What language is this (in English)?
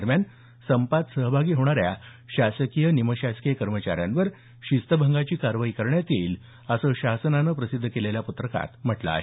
Marathi